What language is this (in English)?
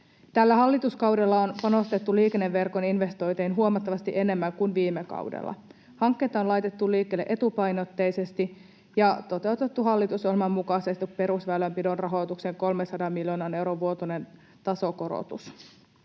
Finnish